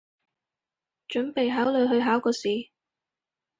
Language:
Cantonese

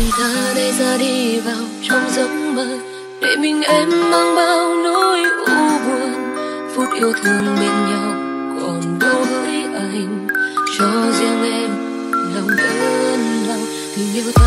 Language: Vietnamese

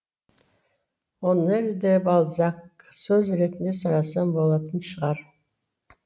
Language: Kazakh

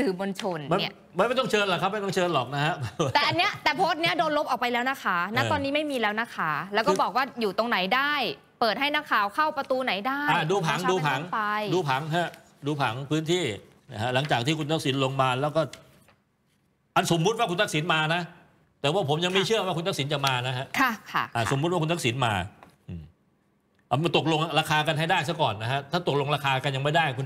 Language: Thai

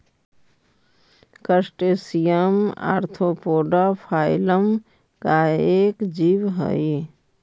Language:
Magahi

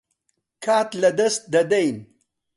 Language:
Central Kurdish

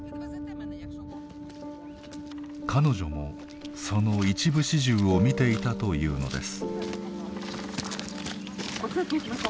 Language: Japanese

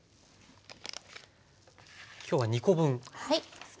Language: Japanese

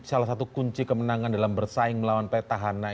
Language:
Indonesian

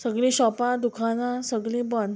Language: Konkani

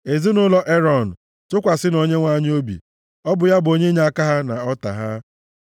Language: Igbo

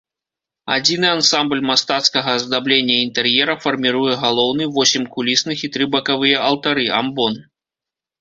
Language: Belarusian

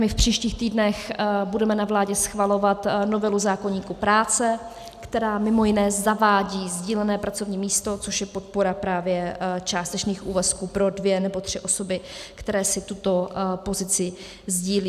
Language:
Czech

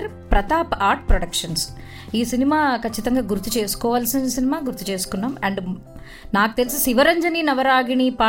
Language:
Telugu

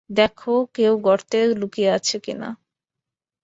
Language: Bangla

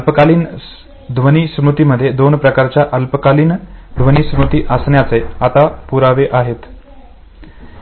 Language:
Marathi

